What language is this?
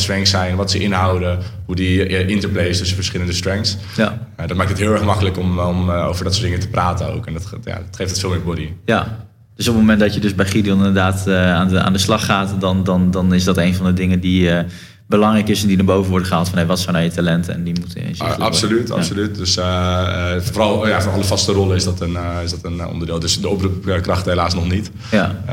Dutch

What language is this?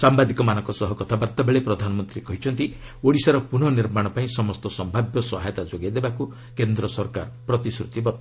Odia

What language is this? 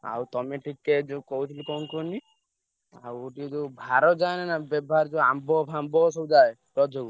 Odia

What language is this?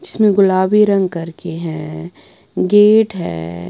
Hindi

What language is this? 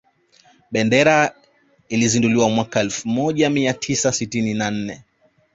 Swahili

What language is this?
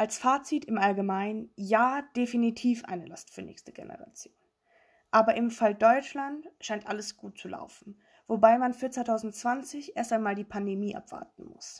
German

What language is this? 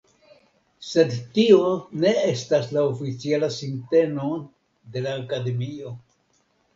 Esperanto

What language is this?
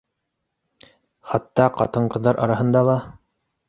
Bashkir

